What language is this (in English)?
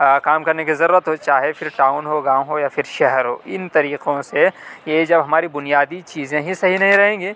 Urdu